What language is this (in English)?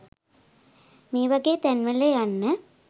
Sinhala